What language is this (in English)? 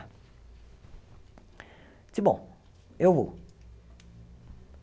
Portuguese